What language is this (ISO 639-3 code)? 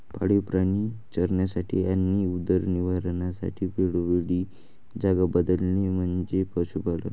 mar